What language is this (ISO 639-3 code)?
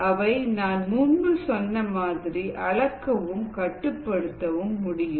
tam